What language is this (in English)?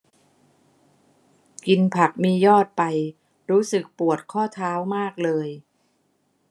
Thai